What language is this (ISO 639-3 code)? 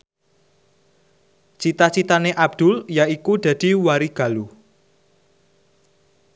jav